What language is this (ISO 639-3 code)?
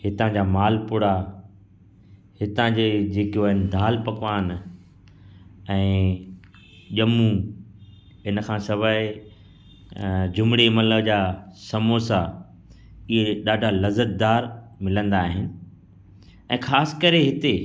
snd